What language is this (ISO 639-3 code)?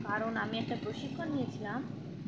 ben